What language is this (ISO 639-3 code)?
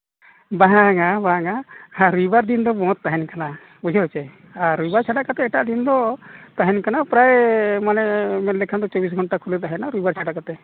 sat